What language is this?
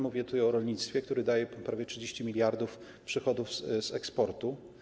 Polish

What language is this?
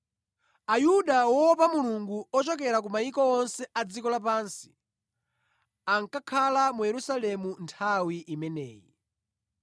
Nyanja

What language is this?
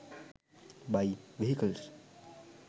Sinhala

